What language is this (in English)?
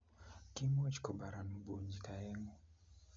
Kalenjin